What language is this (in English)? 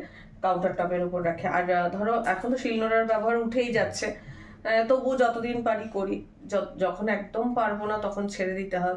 Bangla